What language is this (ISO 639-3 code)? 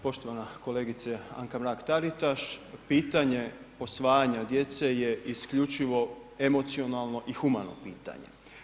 hrv